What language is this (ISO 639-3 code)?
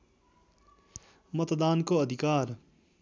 nep